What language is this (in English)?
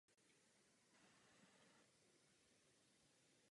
Czech